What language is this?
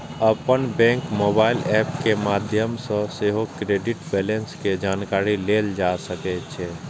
Maithili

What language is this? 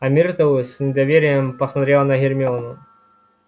Russian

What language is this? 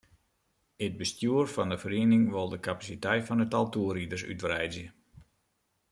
Western Frisian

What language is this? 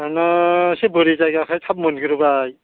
Bodo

